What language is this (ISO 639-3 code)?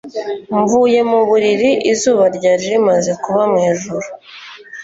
kin